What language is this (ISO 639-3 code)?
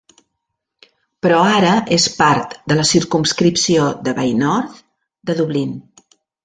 cat